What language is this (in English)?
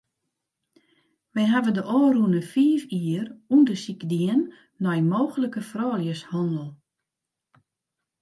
Western Frisian